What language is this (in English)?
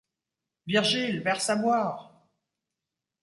French